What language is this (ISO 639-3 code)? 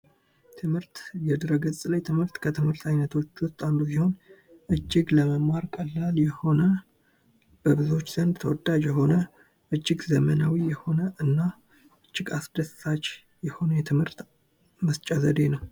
amh